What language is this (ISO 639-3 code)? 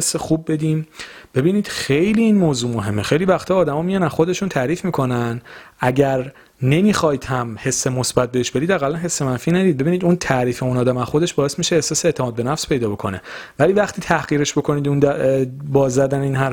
fas